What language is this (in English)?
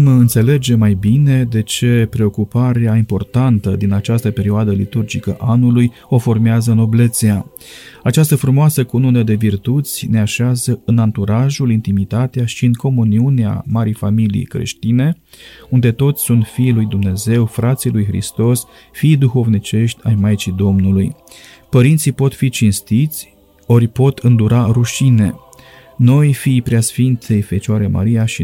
Romanian